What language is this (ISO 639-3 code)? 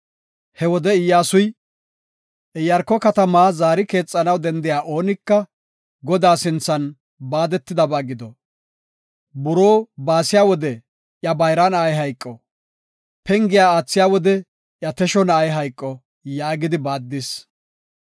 gof